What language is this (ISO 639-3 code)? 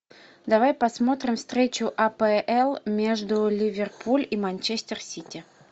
rus